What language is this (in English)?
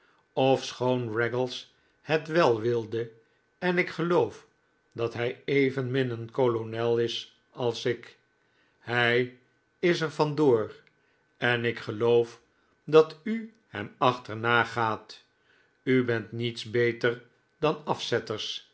Dutch